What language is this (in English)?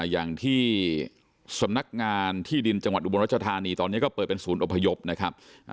Thai